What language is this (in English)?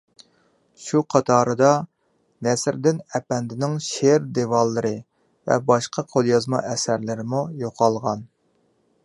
Uyghur